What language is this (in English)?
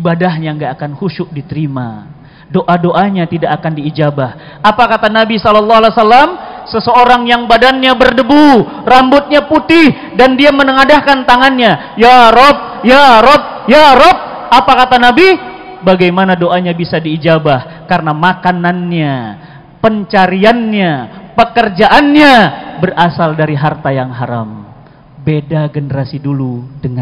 Indonesian